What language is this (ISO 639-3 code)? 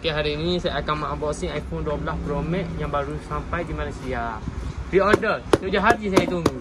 msa